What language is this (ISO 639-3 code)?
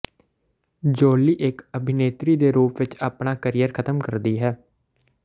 pan